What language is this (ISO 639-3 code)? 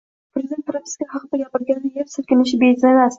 uzb